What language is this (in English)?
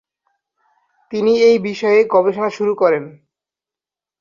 Bangla